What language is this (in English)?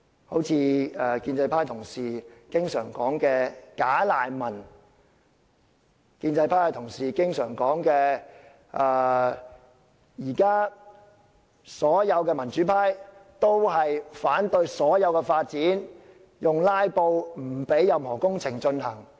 Cantonese